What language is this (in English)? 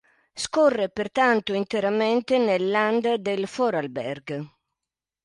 Italian